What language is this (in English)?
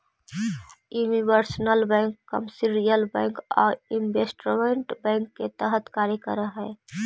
Magahi